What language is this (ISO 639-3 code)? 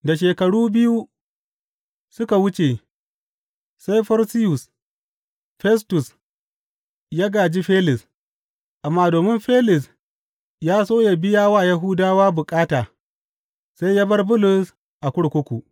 hau